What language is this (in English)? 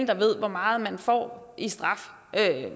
Danish